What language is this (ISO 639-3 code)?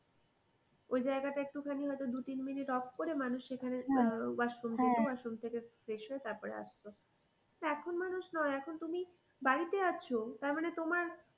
ben